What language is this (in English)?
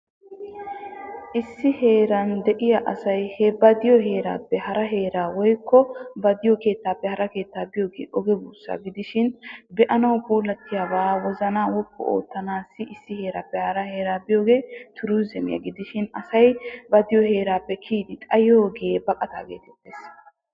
Wolaytta